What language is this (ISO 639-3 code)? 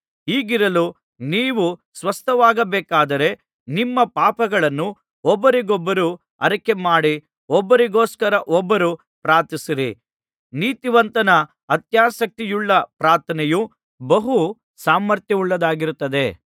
kan